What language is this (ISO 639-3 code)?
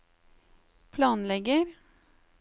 nor